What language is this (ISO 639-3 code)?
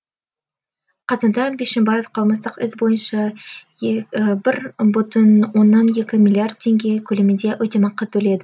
kaz